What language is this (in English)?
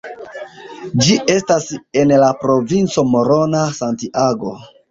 Esperanto